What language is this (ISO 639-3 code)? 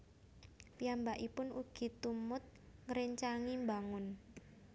jav